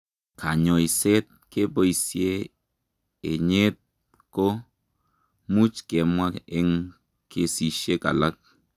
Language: Kalenjin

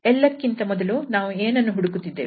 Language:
Kannada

